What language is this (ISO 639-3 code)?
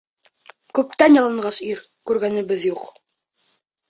bak